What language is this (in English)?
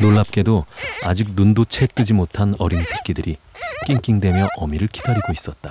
Korean